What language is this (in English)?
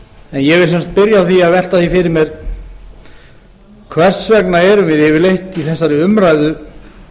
Icelandic